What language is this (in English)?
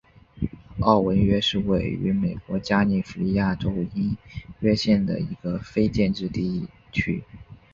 Chinese